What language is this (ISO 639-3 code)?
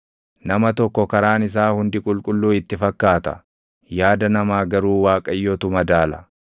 orm